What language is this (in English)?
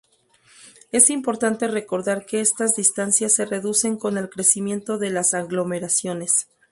Spanish